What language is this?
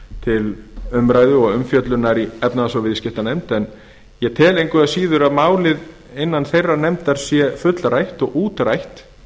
Icelandic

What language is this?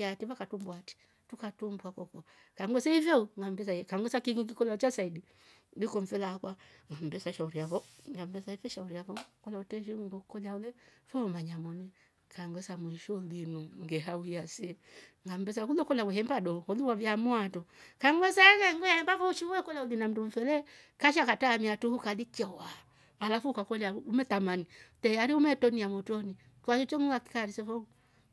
Rombo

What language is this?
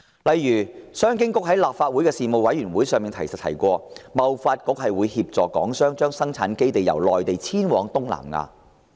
Cantonese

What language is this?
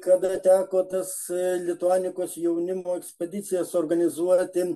Lithuanian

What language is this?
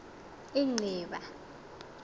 Xhosa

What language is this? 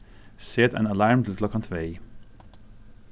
Faroese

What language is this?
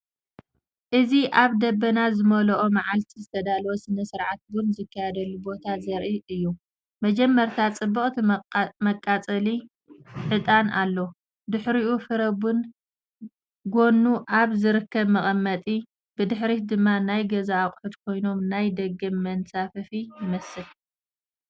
Tigrinya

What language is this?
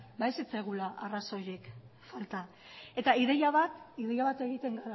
Basque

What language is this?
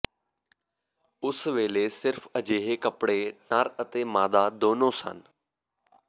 Punjabi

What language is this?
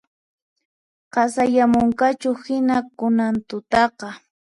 Puno Quechua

